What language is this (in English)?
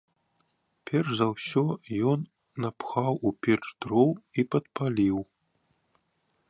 Belarusian